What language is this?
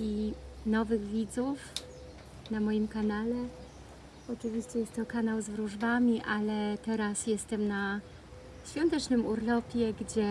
Polish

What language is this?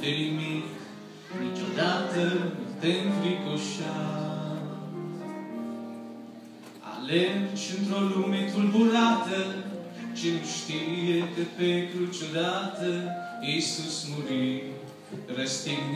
Greek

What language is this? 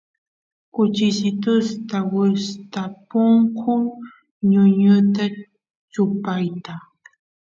Santiago del Estero Quichua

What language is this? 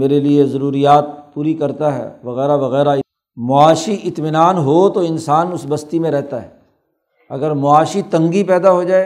Urdu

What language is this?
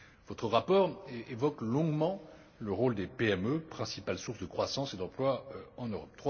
French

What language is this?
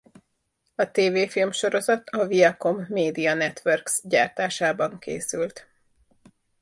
Hungarian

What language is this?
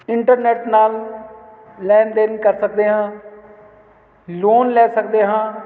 Punjabi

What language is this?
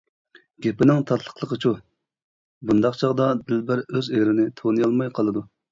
Uyghur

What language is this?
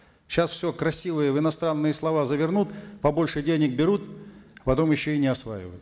Kazakh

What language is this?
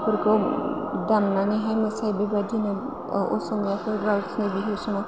Bodo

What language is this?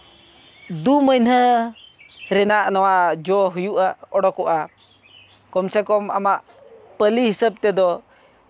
Santali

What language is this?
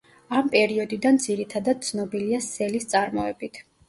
Georgian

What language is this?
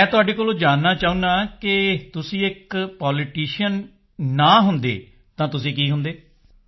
Punjabi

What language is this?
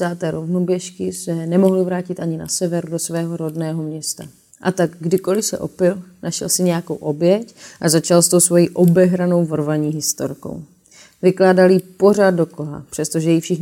Czech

